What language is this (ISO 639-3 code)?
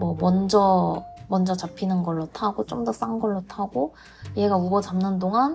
kor